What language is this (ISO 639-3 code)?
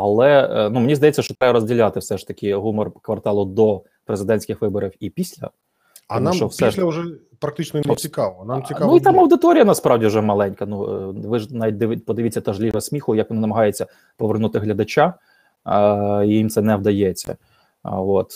ukr